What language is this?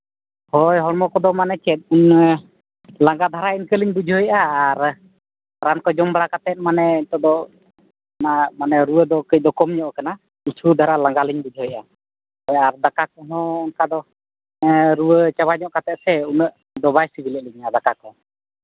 Santali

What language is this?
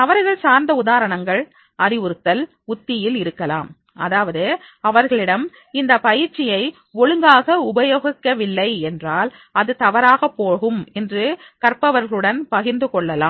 Tamil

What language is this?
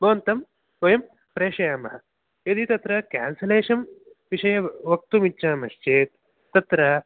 Sanskrit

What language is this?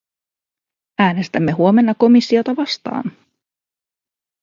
Finnish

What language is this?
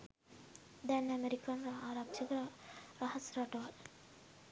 Sinhala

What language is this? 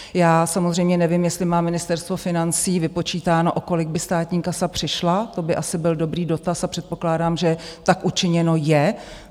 Czech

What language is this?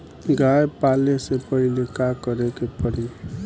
Bhojpuri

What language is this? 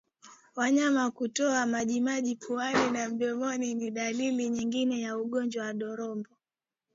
Swahili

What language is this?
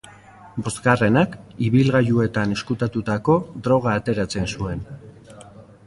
Basque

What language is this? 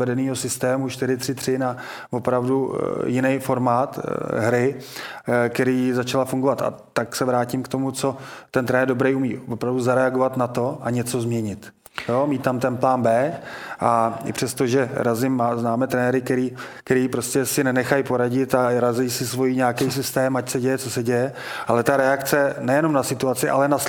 Czech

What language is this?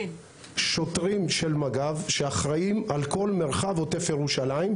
Hebrew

